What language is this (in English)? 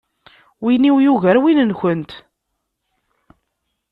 Kabyle